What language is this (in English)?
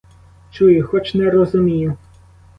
Ukrainian